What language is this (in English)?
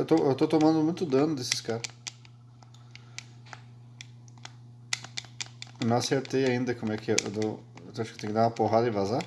Portuguese